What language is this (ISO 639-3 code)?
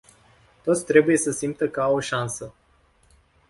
ron